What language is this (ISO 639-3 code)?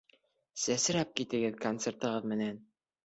bak